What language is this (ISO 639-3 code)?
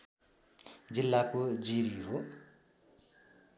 nep